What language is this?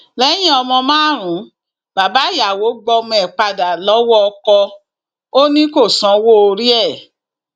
Yoruba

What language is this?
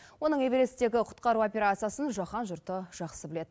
Kazakh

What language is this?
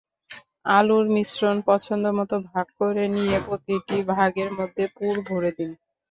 Bangla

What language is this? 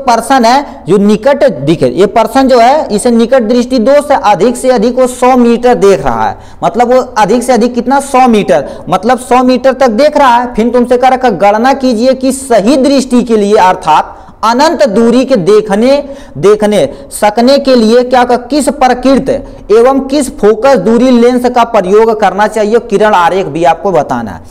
Hindi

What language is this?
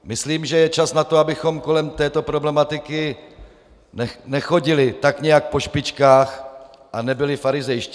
Czech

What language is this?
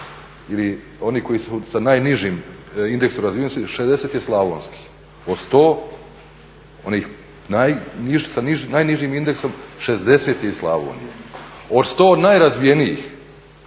Croatian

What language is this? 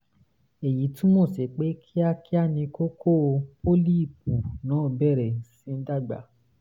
Yoruba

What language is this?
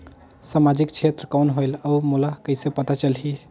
Chhattisgarhi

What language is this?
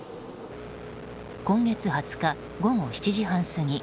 Japanese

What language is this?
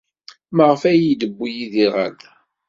Kabyle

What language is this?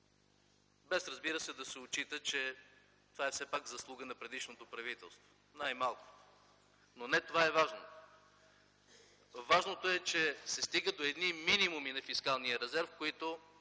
Bulgarian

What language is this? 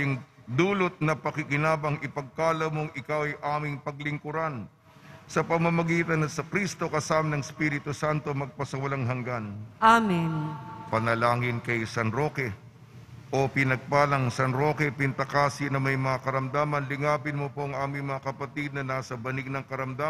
Filipino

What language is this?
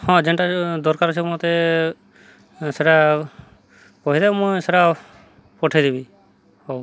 Odia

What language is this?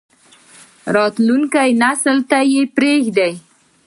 Pashto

